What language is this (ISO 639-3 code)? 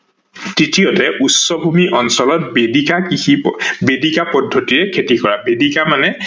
asm